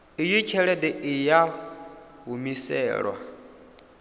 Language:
Venda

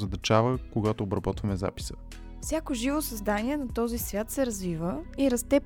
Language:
Bulgarian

